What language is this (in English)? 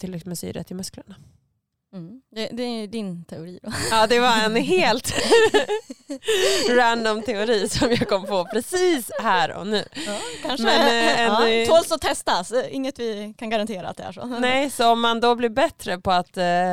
Swedish